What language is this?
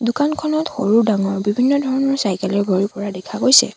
Assamese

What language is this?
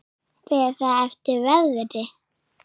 Icelandic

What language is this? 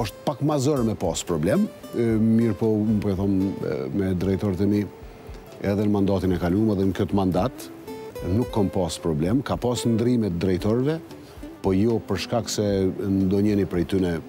Romanian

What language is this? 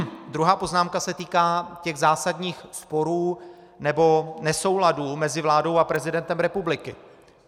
Czech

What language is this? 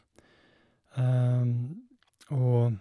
Norwegian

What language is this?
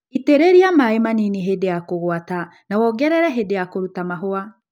Kikuyu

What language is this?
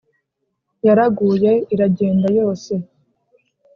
Kinyarwanda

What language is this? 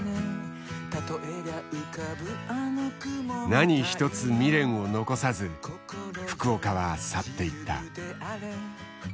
Japanese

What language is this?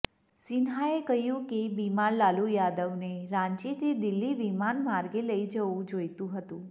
Gujarati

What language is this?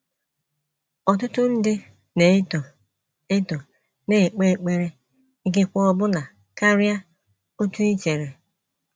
Igbo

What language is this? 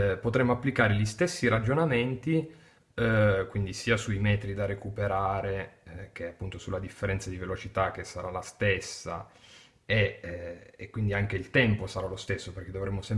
Italian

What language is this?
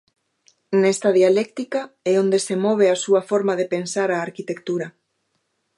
Galician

